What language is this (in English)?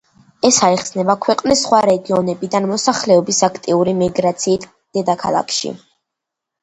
Georgian